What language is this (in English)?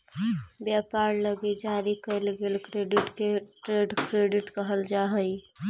Magahi